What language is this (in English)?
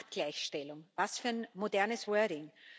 German